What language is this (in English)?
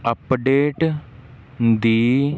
Punjabi